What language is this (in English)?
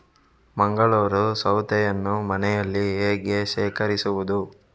Kannada